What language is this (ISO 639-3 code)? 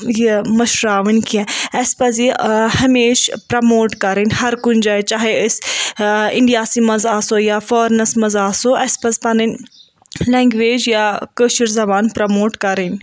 kas